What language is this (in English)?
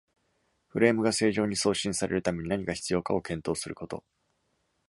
Japanese